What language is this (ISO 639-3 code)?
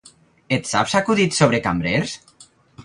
cat